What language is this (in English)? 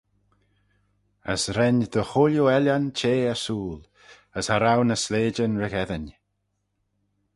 Manx